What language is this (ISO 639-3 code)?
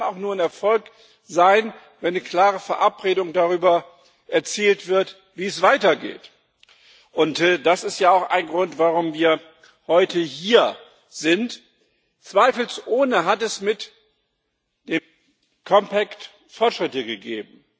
deu